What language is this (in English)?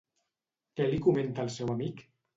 Catalan